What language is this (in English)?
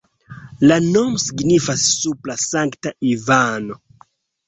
Esperanto